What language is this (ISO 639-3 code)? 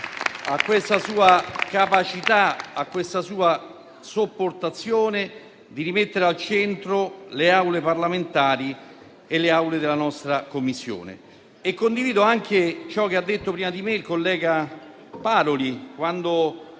ita